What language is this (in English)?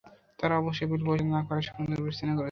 Bangla